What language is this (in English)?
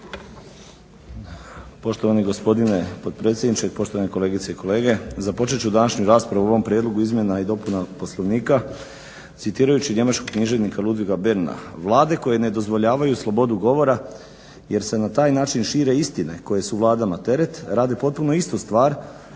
Croatian